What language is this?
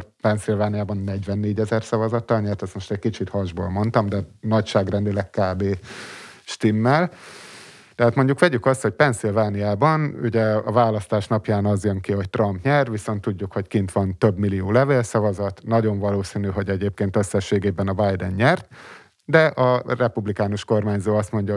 Hungarian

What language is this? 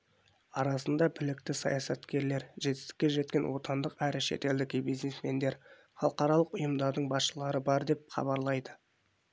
Kazakh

